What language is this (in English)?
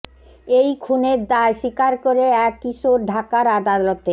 Bangla